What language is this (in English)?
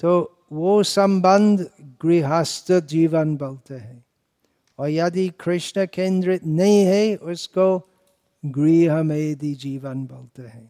Hindi